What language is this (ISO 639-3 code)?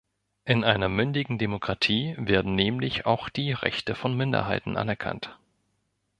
deu